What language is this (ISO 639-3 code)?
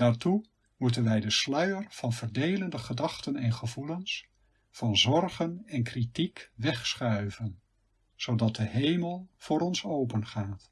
nld